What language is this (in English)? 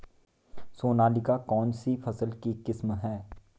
Hindi